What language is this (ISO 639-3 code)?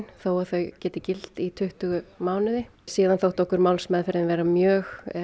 isl